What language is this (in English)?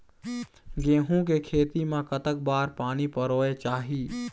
Chhattisgarhi